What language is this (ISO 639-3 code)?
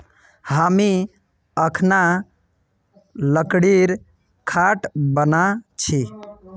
mag